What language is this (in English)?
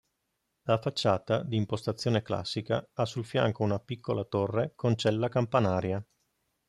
Italian